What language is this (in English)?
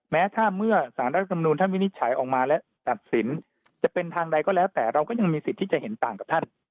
Thai